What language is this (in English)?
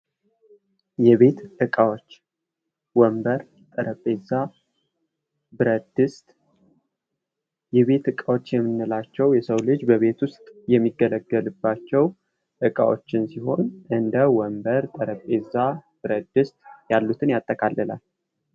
Amharic